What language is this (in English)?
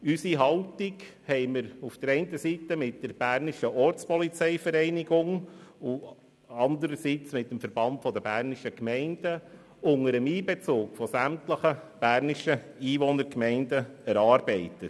Swiss German